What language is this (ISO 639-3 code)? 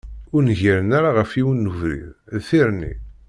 kab